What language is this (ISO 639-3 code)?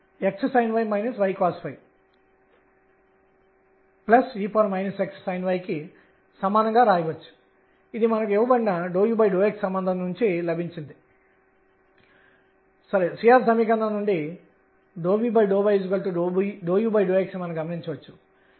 tel